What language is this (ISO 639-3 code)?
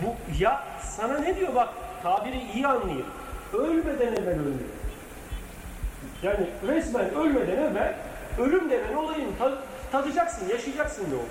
tur